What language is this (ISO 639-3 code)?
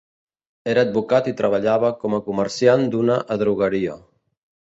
cat